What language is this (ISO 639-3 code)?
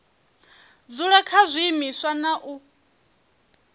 ven